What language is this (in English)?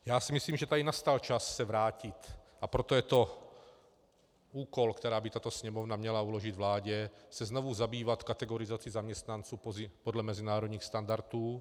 Czech